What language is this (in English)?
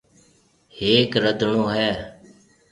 Marwari (Pakistan)